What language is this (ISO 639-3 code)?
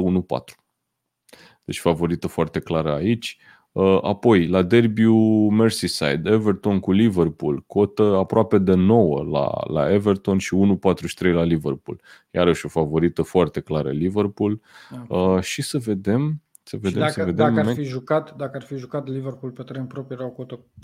ron